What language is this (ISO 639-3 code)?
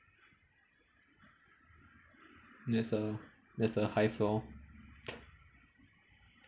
eng